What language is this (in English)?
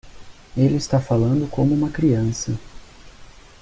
Portuguese